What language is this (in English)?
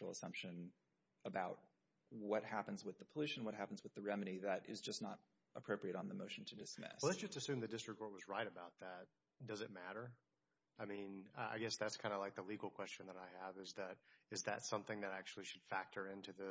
English